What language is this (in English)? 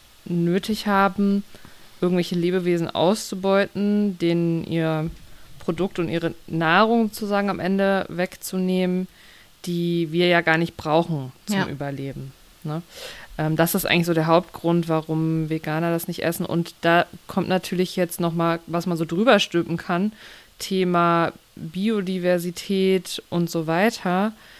German